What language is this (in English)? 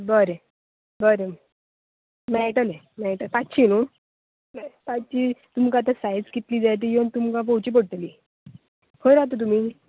Konkani